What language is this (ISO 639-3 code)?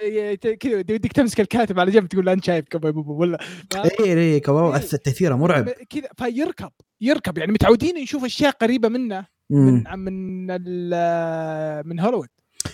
ara